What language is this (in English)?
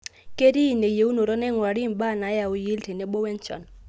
Masai